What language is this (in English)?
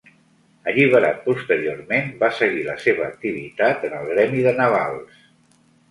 Catalan